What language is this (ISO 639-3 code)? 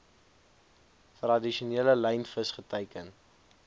afr